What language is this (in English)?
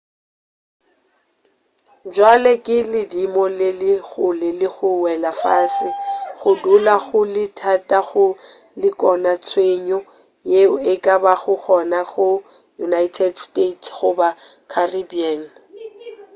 Northern Sotho